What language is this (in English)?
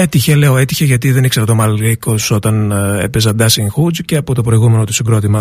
Greek